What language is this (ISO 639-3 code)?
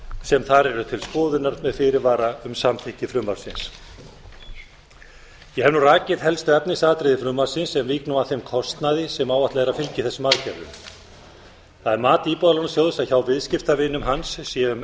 isl